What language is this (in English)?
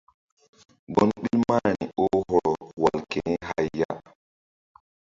Mbum